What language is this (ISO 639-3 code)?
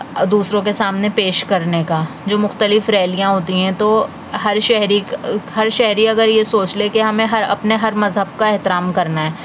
urd